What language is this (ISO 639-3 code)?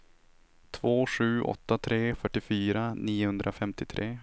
swe